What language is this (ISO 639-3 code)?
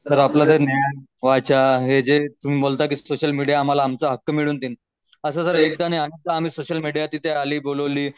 mar